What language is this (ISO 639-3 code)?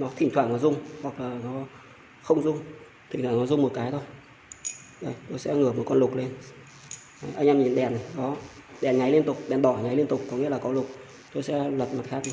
vie